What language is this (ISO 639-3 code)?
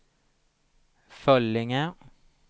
swe